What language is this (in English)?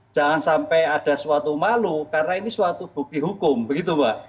Indonesian